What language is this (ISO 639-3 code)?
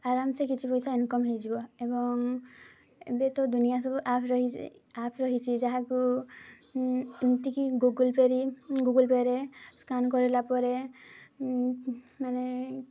ori